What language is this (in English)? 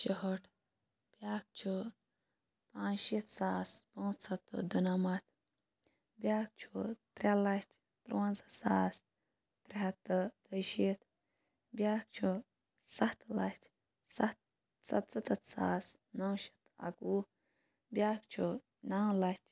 Kashmiri